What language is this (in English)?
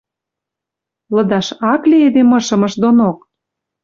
Western Mari